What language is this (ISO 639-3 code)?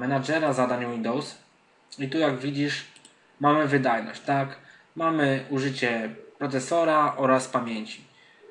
pol